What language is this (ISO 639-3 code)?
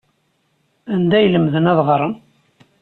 kab